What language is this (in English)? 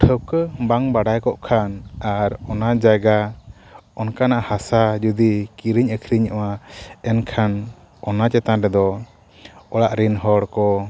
Santali